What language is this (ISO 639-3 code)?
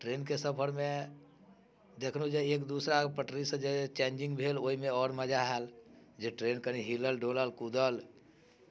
mai